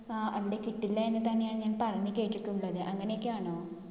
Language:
Malayalam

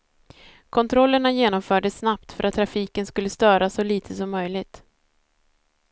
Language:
Swedish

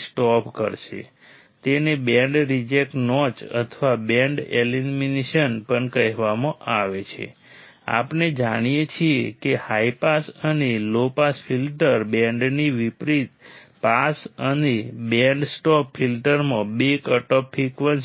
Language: Gujarati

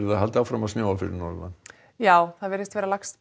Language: Icelandic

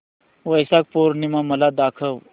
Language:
Marathi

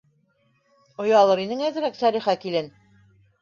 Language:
Bashkir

